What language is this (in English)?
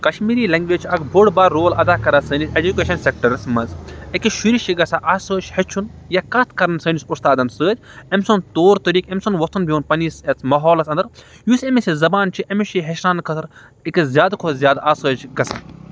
Kashmiri